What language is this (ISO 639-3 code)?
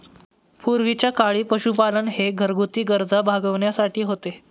mar